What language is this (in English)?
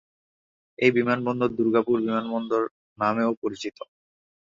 Bangla